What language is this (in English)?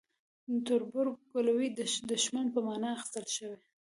Pashto